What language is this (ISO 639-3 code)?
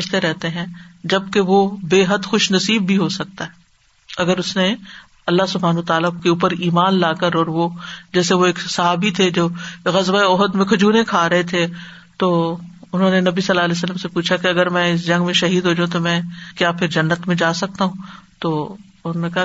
urd